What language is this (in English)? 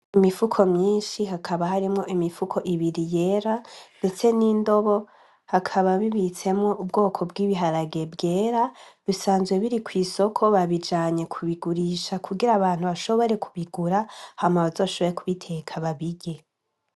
Rundi